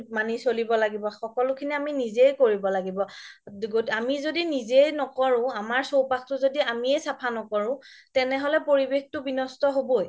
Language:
Assamese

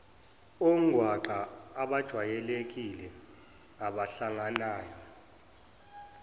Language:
Zulu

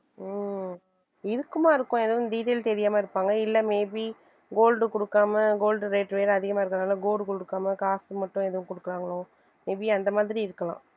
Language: Tamil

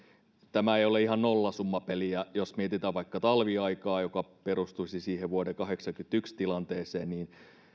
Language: Finnish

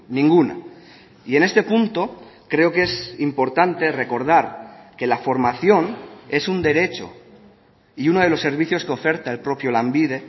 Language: Spanish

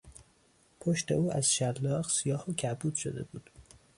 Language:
Persian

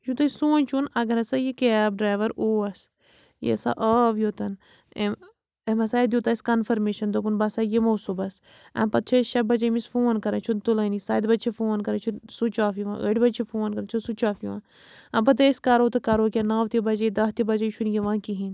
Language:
Kashmiri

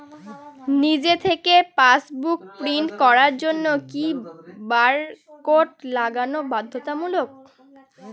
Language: Bangla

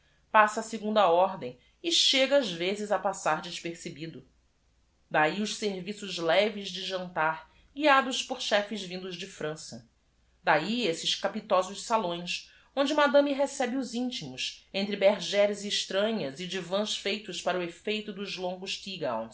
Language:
Portuguese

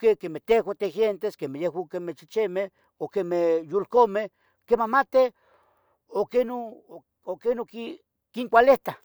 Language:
Tetelcingo Nahuatl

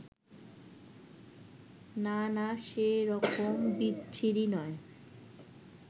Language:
Bangla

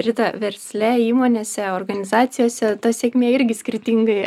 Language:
Lithuanian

